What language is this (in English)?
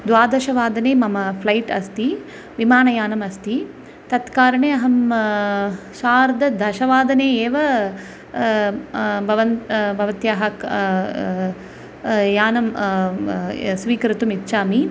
Sanskrit